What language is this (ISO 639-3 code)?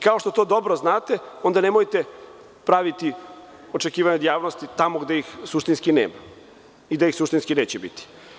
srp